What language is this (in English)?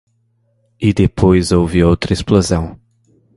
Portuguese